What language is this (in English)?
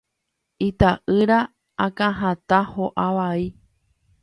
Guarani